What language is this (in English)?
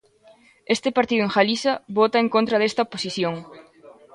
Galician